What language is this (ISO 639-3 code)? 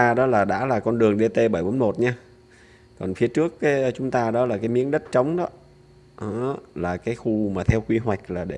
vie